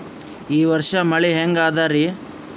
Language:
Kannada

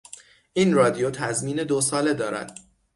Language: Persian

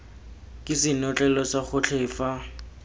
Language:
Tswana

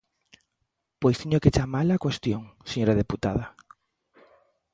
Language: Galician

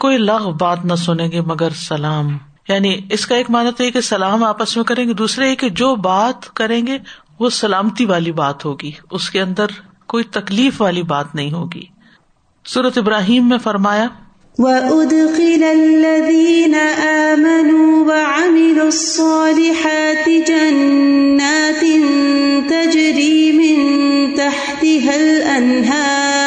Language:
Urdu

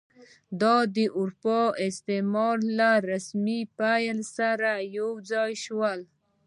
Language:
Pashto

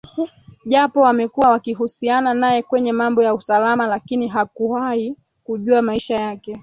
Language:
Swahili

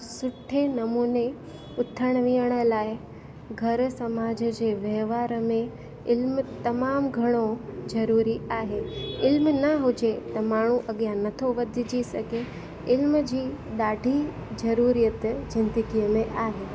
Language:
Sindhi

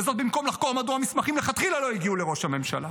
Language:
Hebrew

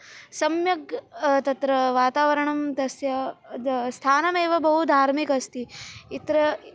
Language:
Sanskrit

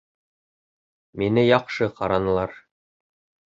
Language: Bashkir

